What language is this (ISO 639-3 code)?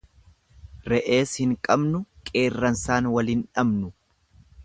orm